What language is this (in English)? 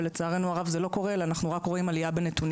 Hebrew